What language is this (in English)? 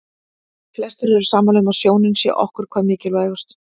Icelandic